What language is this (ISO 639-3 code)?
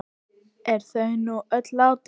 isl